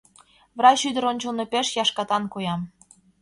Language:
Mari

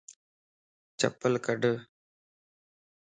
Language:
Lasi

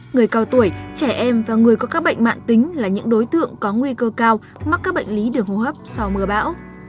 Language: Vietnamese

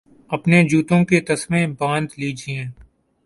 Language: Urdu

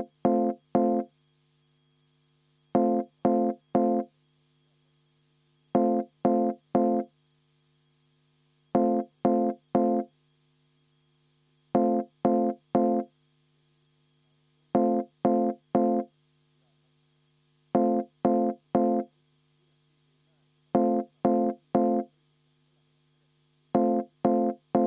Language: Estonian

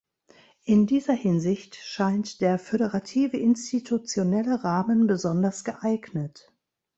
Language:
German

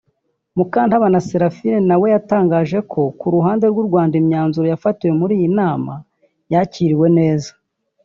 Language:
Kinyarwanda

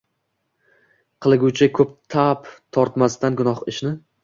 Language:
Uzbek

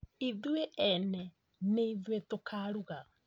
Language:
Kikuyu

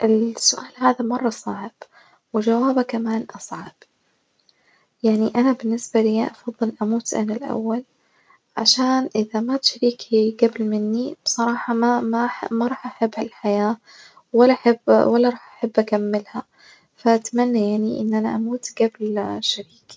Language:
Najdi Arabic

